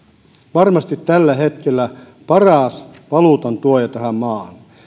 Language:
Finnish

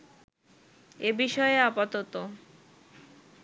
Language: Bangla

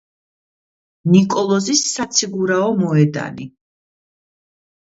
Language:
Georgian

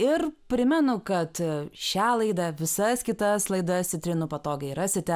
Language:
Lithuanian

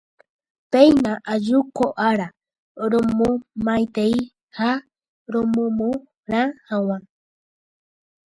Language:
Guarani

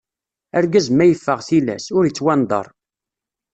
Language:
Kabyle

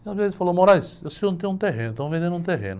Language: Portuguese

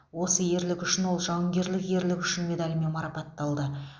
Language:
Kazakh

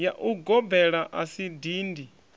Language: Venda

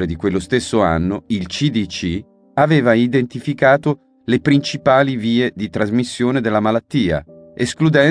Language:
Italian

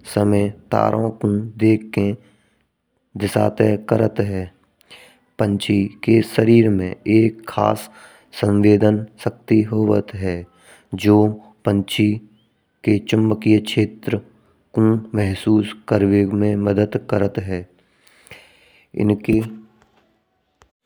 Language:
Braj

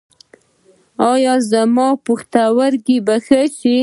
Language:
Pashto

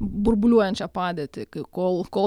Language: Lithuanian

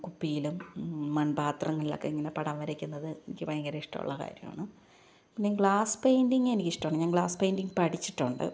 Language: Malayalam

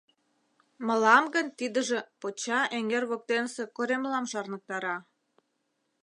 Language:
Mari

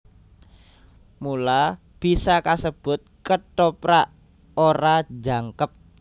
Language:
Javanese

